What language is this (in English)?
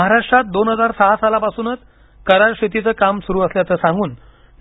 Marathi